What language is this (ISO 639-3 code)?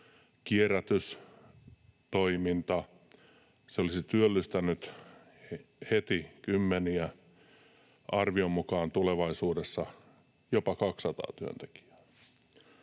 fin